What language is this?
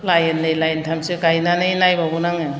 Bodo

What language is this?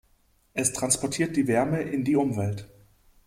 German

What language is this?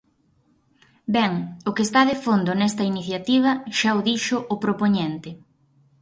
Galician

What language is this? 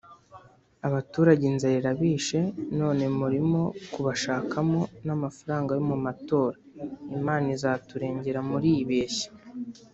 Kinyarwanda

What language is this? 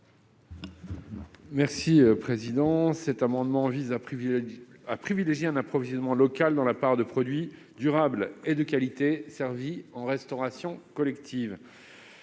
French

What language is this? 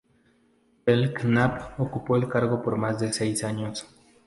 Spanish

